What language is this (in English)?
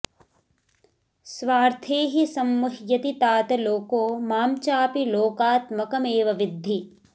Sanskrit